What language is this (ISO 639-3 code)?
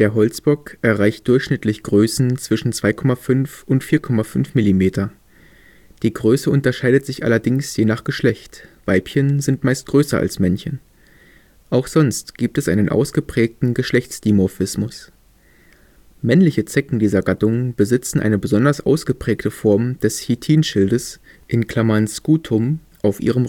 deu